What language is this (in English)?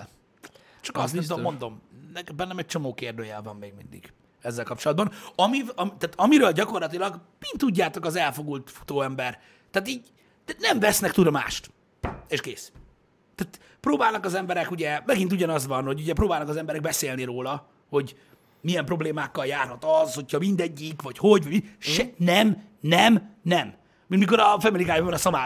Hungarian